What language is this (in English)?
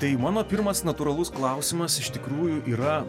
Lithuanian